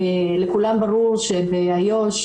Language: Hebrew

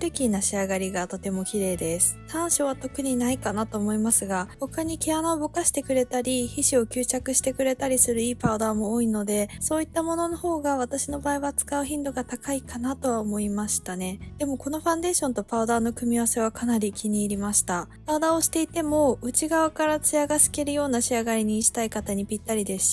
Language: Japanese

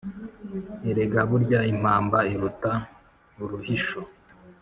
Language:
Kinyarwanda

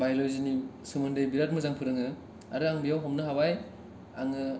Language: Bodo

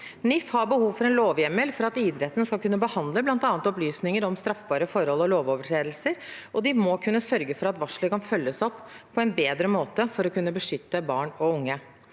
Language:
Norwegian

